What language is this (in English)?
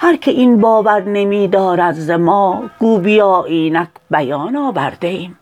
Persian